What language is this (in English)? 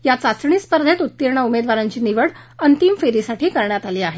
Marathi